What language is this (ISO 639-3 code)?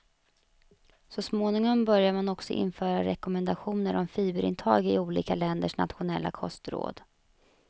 swe